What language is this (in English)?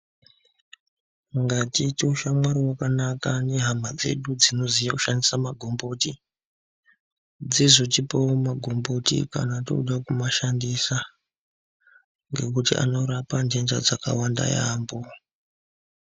Ndau